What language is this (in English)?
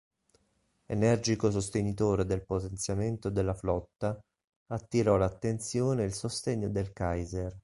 Italian